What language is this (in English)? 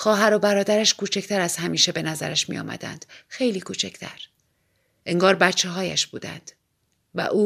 Persian